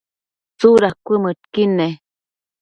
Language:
Matsés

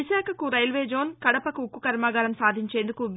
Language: Telugu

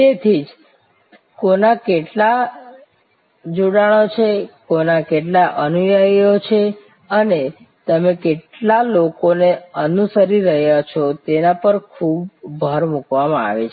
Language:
Gujarati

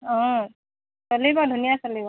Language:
Assamese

